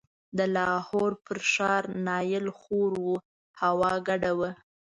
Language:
Pashto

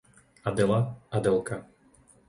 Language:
Slovak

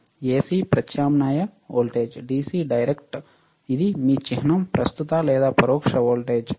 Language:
Telugu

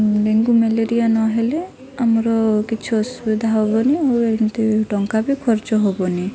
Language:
Odia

